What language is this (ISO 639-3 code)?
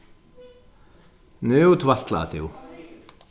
fao